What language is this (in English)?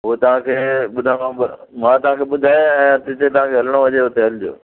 Sindhi